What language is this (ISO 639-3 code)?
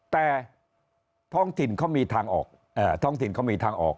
tha